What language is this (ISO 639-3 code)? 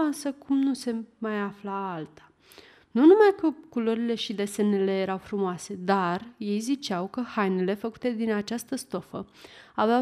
ron